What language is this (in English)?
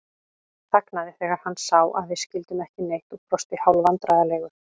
Icelandic